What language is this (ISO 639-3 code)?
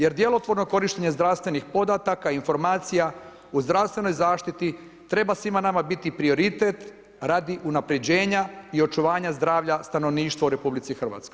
hrv